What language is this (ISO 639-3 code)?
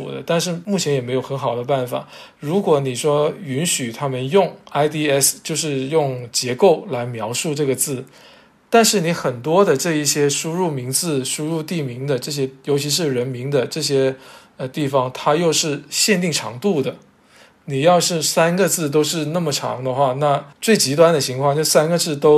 zho